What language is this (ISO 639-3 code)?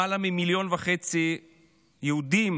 heb